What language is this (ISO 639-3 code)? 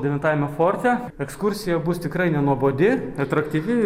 lit